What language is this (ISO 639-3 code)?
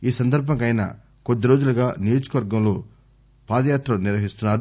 tel